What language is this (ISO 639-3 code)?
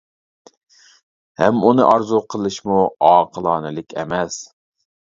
uig